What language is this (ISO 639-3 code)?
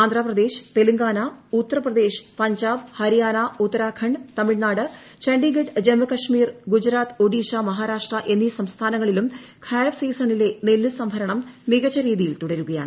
mal